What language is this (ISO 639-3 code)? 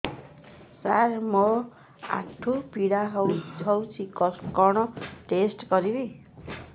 ori